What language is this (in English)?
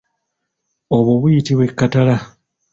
Ganda